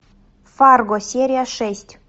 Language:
Russian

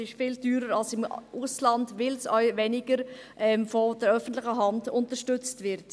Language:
Swiss German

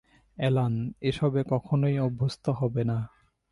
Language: Bangla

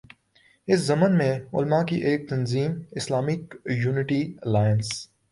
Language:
Urdu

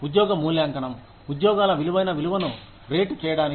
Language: Telugu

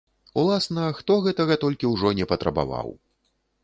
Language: Belarusian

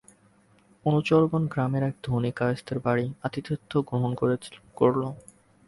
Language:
Bangla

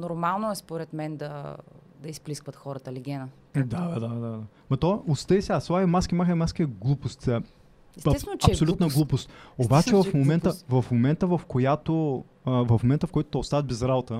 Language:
Bulgarian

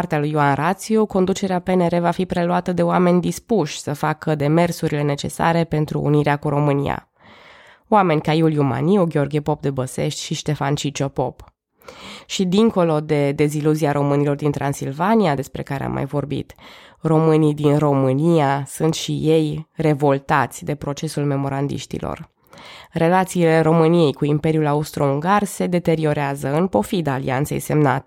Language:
Romanian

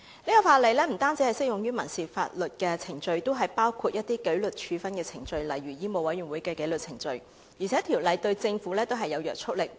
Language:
Cantonese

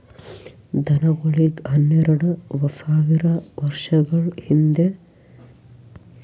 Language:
Kannada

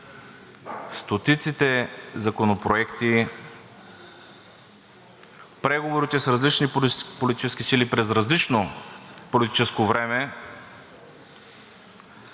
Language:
Bulgarian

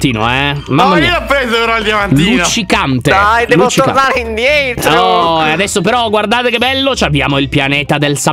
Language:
Italian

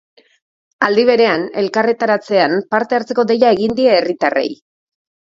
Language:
Basque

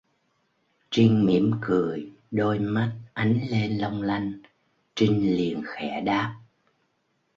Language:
Vietnamese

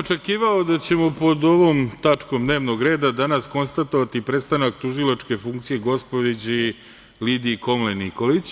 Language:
Serbian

